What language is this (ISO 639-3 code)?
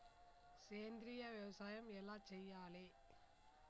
tel